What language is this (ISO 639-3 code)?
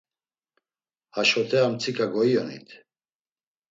lzz